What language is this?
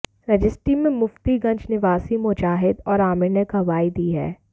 Hindi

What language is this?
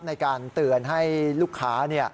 Thai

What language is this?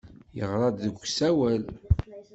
Kabyle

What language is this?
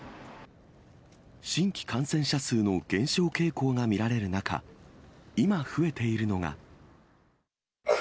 Japanese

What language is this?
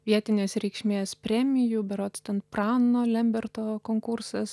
Lithuanian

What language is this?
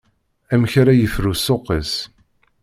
Kabyle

